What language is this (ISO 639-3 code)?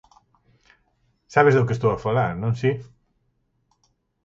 glg